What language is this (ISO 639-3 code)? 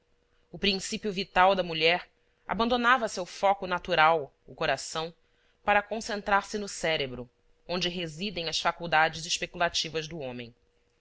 por